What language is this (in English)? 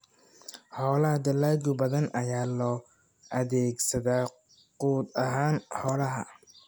Somali